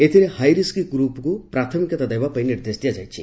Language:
Odia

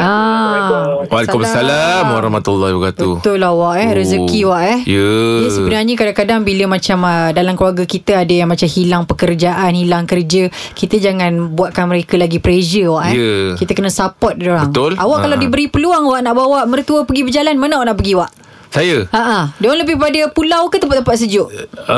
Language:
Malay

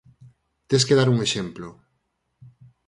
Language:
Galician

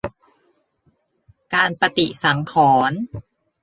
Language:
Thai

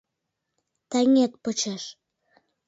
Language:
Mari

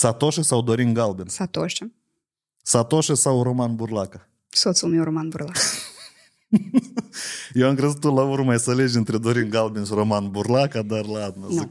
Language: Romanian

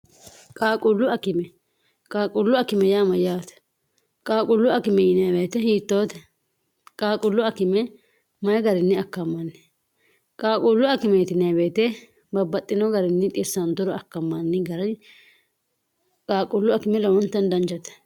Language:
Sidamo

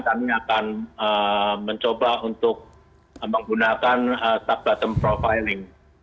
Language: Indonesian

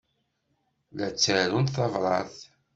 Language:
Kabyle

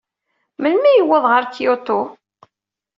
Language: Kabyle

